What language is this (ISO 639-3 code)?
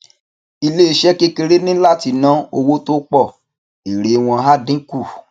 yor